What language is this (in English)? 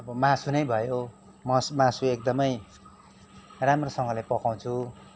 Nepali